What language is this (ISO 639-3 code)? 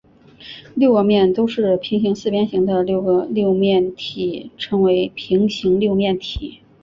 zho